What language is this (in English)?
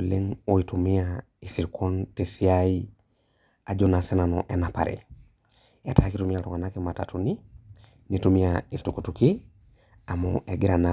Masai